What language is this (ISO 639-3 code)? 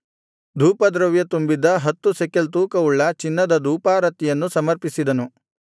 kan